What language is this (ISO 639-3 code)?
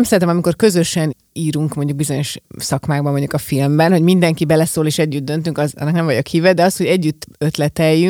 hun